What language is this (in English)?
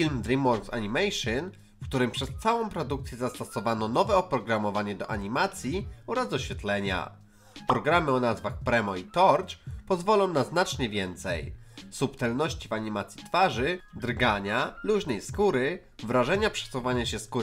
Polish